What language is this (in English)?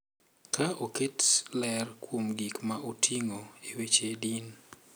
Luo (Kenya and Tanzania)